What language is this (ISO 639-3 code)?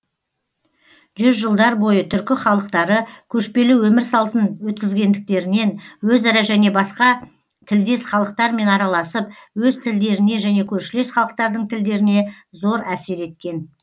kaz